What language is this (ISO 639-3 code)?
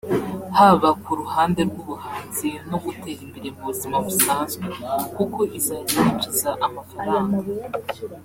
kin